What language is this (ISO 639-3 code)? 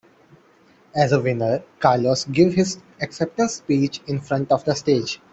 eng